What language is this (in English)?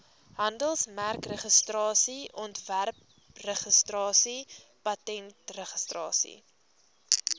Afrikaans